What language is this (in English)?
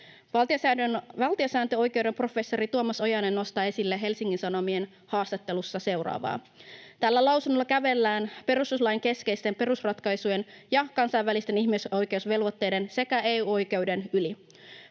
Finnish